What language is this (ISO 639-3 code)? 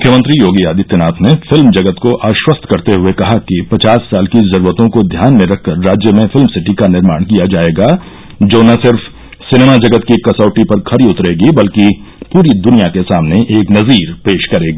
hin